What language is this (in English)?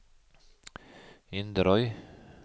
Norwegian